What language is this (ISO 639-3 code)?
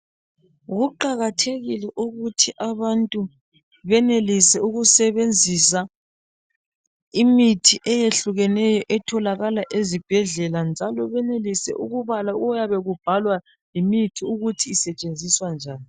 nde